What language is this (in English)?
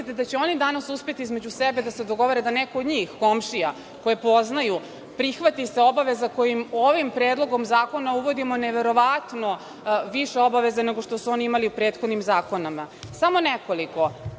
Serbian